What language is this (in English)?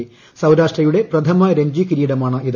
Malayalam